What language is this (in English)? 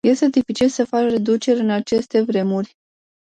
Romanian